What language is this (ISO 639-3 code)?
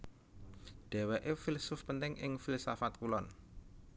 jav